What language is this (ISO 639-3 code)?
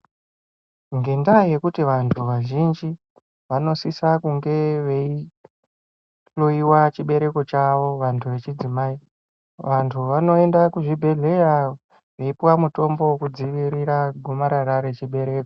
ndc